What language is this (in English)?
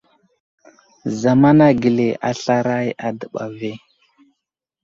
Wuzlam